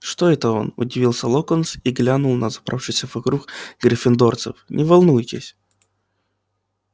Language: Russian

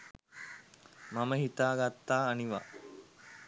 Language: Sinhala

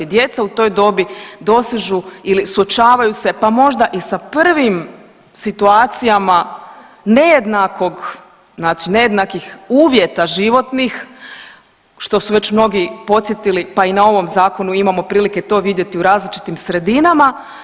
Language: Croatian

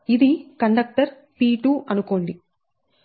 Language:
Telugu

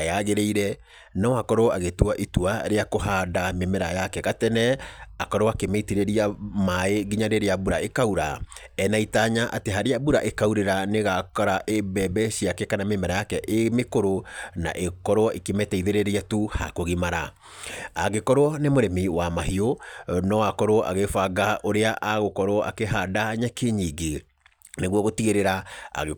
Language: Kikuyu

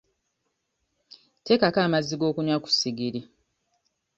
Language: Ganda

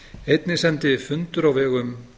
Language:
Icelandic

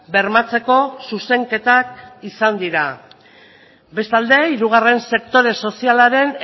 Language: Basque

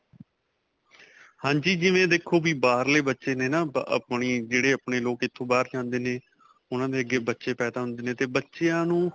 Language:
Punjabi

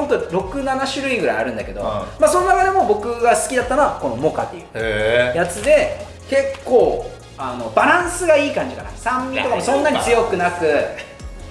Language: Japanese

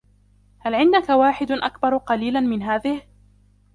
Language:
Arabic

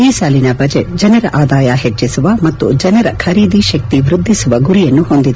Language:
Kannada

